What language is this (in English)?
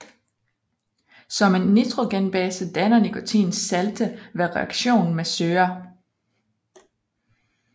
Danish